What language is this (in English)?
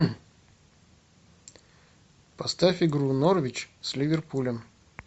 Russian